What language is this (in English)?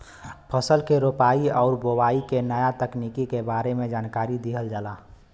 Bhojpuri